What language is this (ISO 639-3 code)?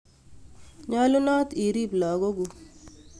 kln